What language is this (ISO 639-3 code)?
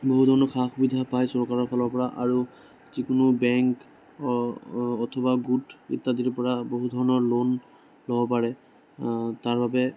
asm